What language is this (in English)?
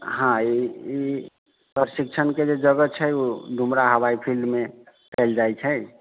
Maithili